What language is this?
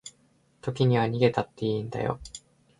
Japanese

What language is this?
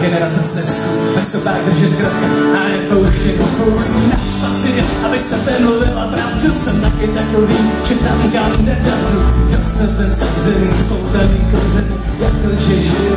Czech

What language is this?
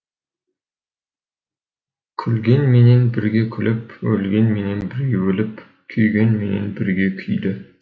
Kazakh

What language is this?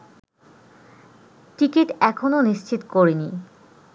Bangla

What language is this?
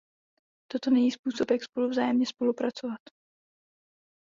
Czech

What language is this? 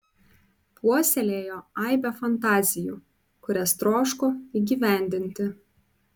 Lithuanian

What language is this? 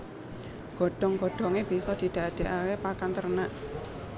Javanese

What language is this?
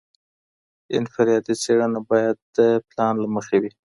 Pashto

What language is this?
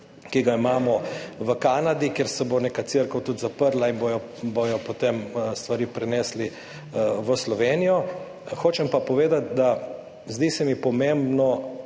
Slovenian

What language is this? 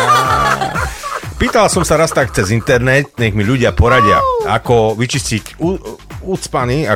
Slovak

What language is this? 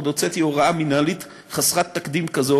Hebrew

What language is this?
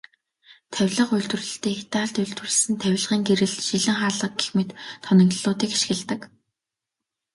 Mongolian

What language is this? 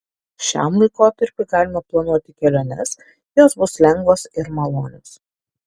Lithuanian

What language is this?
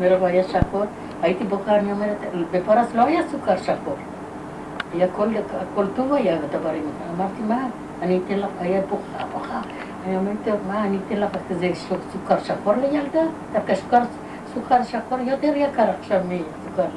Hebrew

